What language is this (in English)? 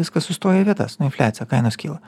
Lithuanian